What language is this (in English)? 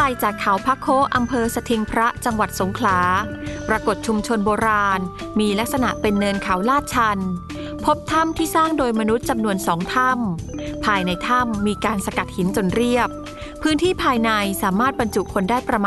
Thai